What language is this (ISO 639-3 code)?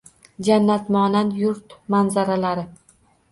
uzb